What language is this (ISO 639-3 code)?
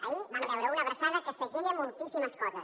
cat